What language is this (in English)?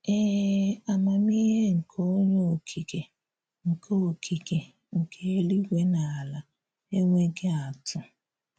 Igbo